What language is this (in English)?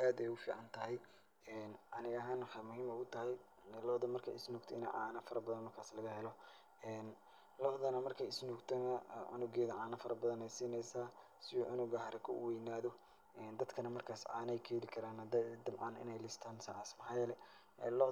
Somali